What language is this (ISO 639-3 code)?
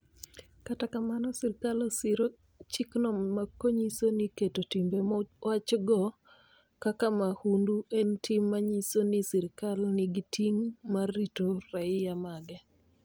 luo